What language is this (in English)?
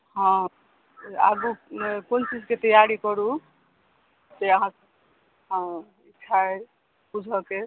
Maithili